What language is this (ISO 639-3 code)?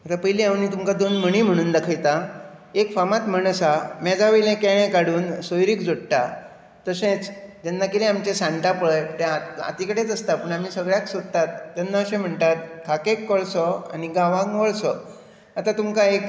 kok